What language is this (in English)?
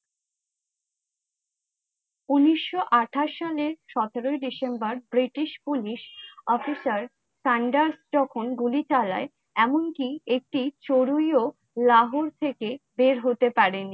Bangla